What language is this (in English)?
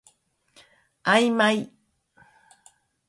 Japanese